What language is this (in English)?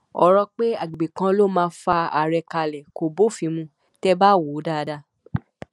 Yoruba